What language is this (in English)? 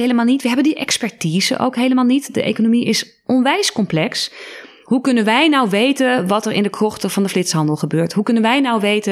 Dutch